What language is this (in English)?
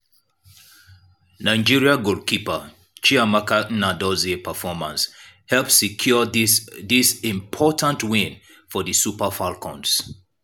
Nigerian Pidgin